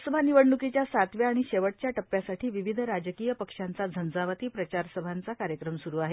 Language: Marathi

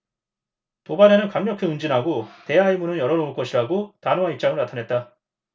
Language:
Korean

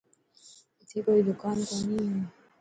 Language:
Dhatki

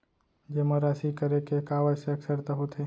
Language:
Chhattisgarhi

